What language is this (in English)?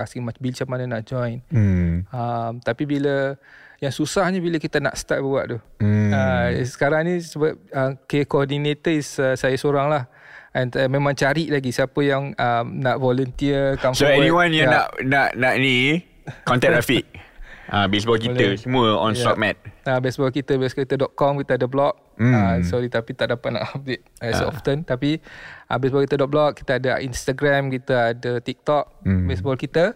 Malay